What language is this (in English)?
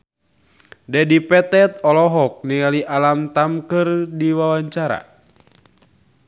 Sundanese